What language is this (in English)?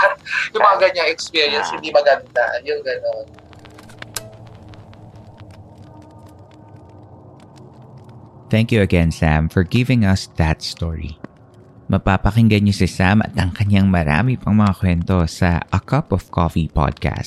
Filipino